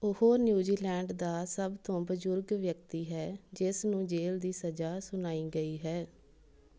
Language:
Punjabi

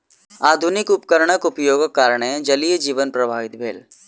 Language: Maithili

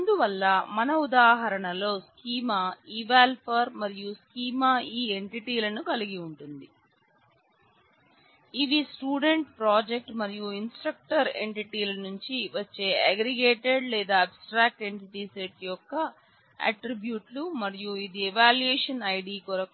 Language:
Telugu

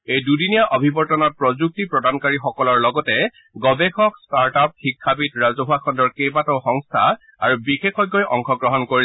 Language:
Assamese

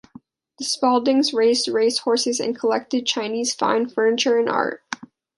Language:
English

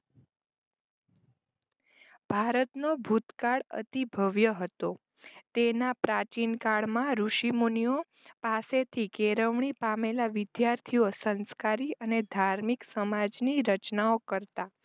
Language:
Gujarati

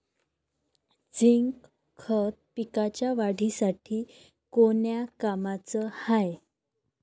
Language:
Marathi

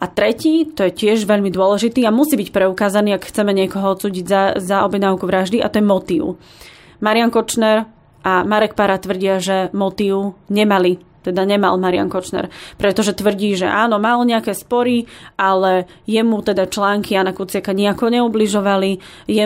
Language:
Slovak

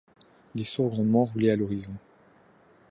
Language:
French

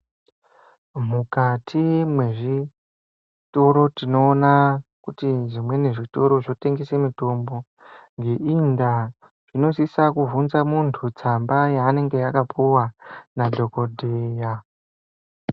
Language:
Ndau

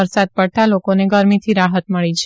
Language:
Gujarati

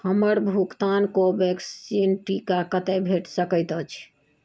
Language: Maithili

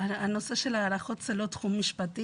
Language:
Hebrew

